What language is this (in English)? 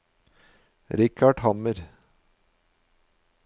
Norwegian